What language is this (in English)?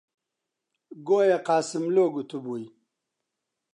Central Kurdish